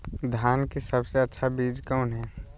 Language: Magahi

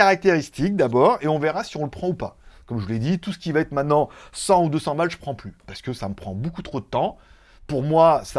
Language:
French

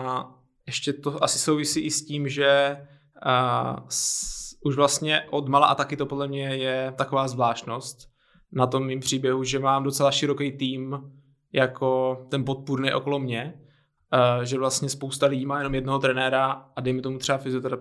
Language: Czech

